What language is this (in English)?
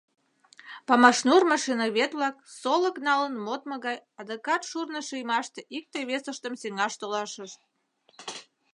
Mari